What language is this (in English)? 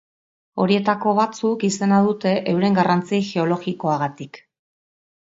Basque